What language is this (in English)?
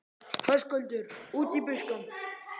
Icelandic